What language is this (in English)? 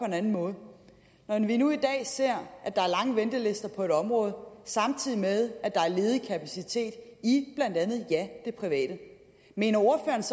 Danish